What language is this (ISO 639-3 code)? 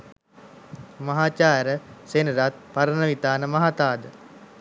sin